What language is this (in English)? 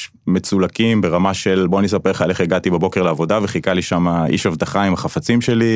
Hebrew